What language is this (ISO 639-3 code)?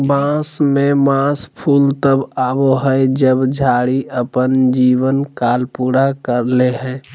mag